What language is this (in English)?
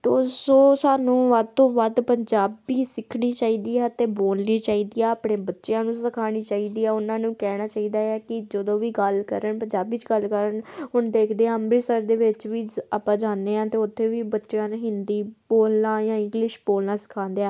Punjabi